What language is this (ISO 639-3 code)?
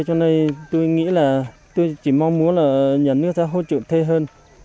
vie